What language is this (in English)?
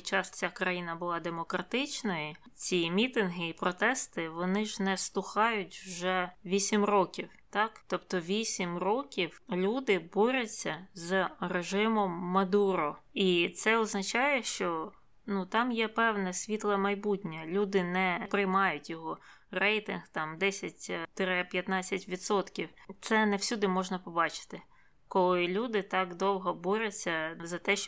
Ukrainian